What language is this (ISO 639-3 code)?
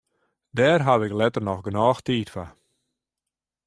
fry